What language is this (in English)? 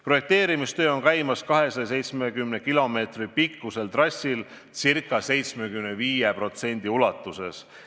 Estonian